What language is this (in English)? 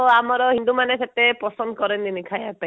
Odia